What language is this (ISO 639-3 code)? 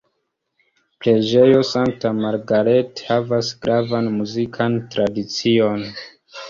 epo